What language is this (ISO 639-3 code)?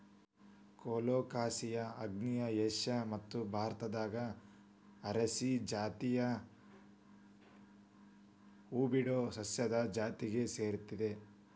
kan